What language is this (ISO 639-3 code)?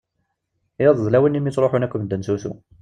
kab